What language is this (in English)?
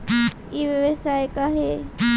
Chhattisgarhi